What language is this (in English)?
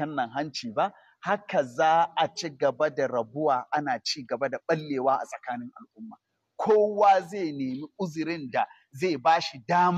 Arabic